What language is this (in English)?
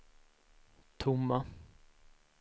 Swedish